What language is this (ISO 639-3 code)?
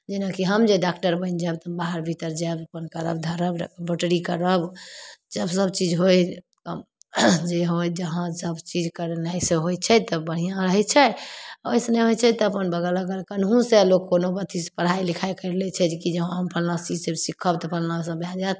mai